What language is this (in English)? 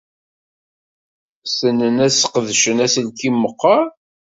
Kabyle